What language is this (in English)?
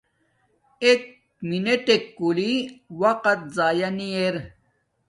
Domaaki